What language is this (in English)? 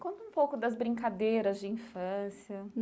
Portuguese